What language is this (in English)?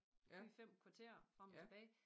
Danish